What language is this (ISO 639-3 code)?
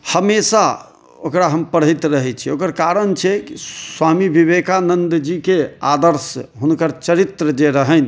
mai